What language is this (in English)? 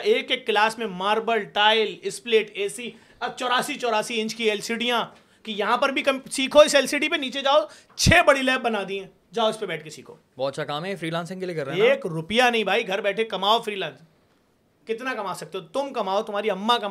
Urdu